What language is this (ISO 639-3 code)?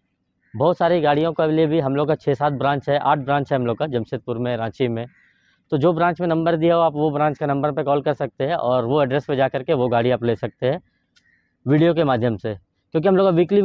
hin